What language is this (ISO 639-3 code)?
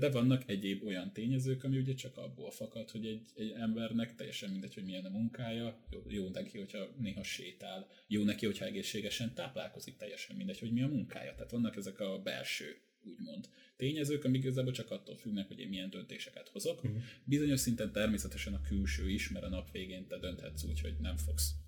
hun